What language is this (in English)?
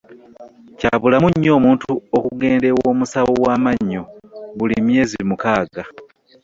Ganda